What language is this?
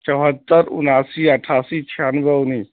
Urdu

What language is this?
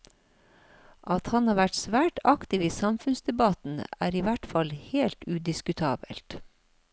Norwegian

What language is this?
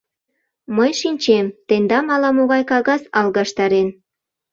Mari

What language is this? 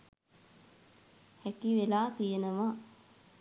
Sinhala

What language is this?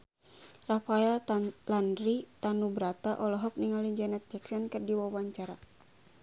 Sundanese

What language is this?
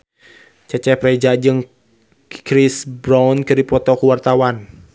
Sundanese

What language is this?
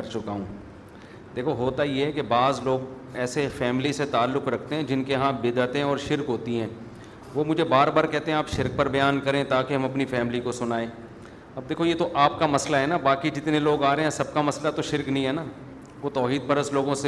Urdu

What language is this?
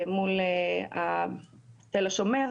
Hebrew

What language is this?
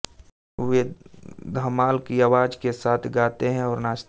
Hindi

